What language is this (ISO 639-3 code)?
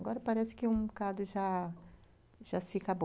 por